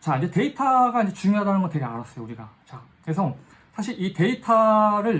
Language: Korean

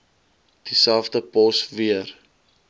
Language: Afrikaans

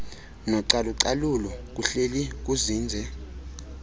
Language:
Xhosa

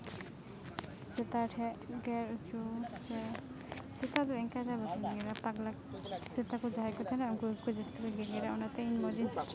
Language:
Santali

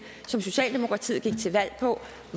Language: Danish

